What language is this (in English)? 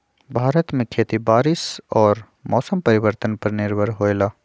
Magahi